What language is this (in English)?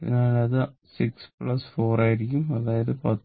Malayalam